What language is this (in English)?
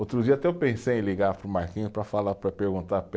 Portuguese